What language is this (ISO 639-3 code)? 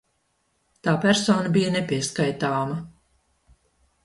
lav